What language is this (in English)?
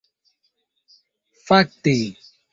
Esperanto